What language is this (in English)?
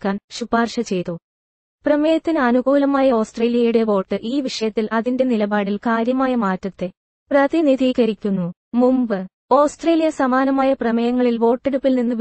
Malayalam